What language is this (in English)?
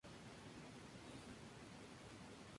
Spanish